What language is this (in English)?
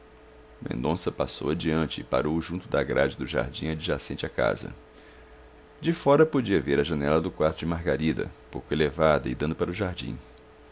Portuguese